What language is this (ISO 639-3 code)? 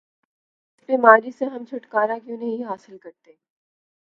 urd